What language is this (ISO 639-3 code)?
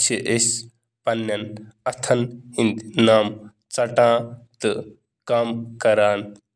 kas